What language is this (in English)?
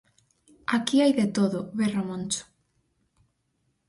Galician